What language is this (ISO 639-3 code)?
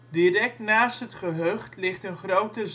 nld